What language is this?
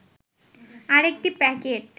Bangla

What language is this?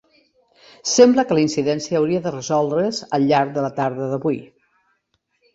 Catalan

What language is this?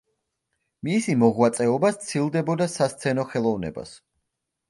Georgian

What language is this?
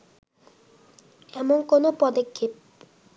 Bangla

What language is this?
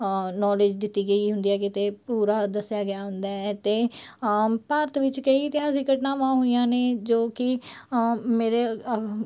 Punjabi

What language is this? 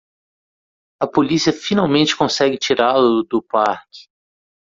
Portuguese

